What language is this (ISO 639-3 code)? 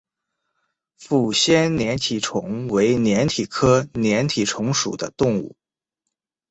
zho